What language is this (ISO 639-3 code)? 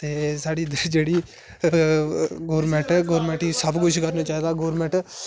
doi